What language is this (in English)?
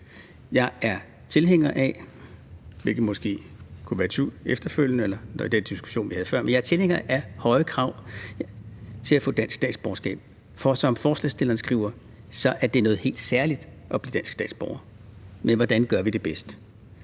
Danish